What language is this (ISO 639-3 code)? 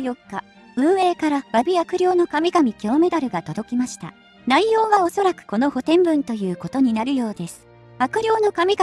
jpn